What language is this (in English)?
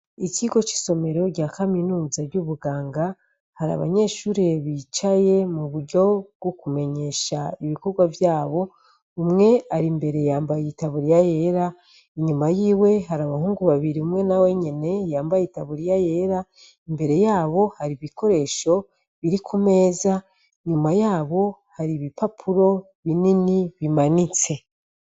Rundi